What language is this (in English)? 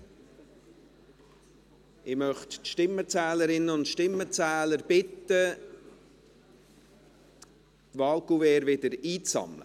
Swiss German